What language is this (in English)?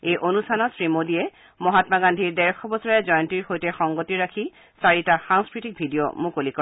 Assamese